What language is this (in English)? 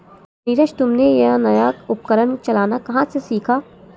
Hindi